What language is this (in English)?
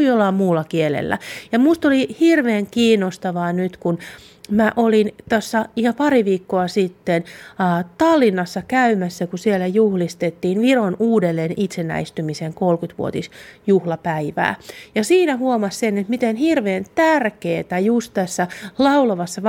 Finnish